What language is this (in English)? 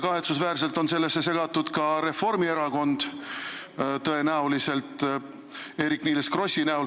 Estonian